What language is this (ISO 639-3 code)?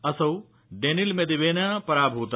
san